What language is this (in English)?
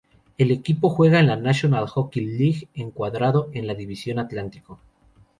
Spanish